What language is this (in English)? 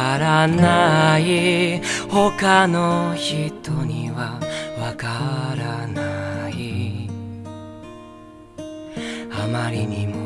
Japanese